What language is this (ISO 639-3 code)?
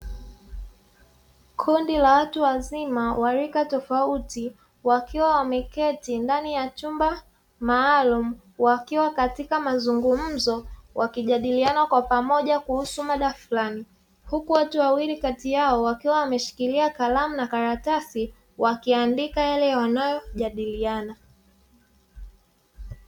swa